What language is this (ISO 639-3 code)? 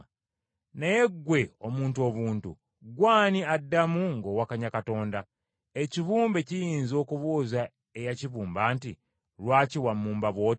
lug